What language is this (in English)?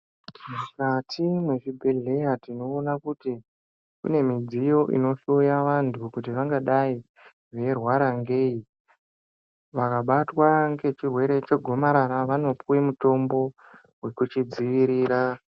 Ndau